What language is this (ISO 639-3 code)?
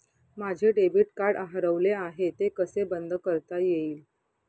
mar